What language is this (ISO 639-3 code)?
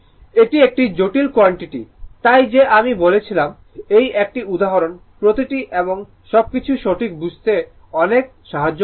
ben